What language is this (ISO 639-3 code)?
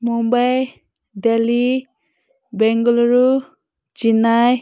mni